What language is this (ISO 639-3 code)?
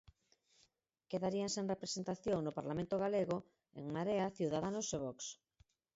glg